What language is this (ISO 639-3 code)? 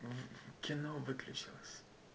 rus